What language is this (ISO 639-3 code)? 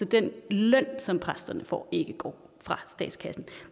dan